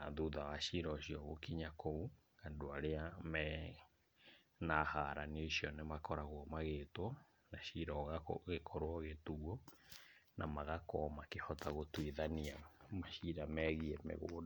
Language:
Kikuyu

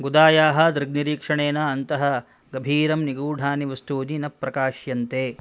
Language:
Sanskrit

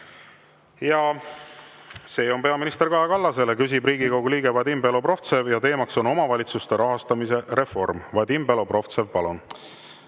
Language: Estonian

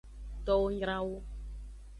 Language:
Aja (Benin)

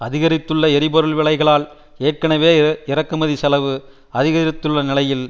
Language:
Tamil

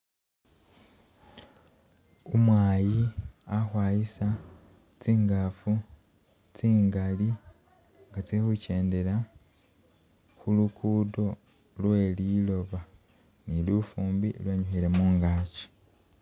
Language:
Masaaba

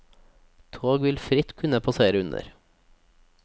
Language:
Norwegian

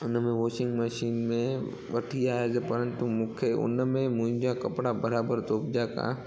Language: Sindhi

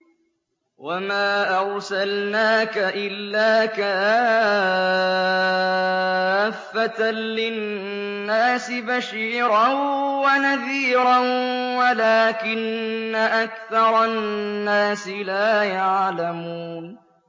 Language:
Arabic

